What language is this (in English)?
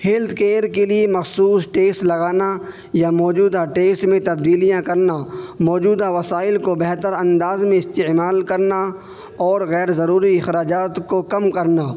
Urdu